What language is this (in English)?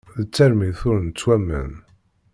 Kabyle